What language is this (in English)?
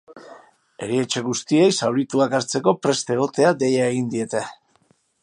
Basque